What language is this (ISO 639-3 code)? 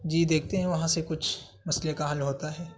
urd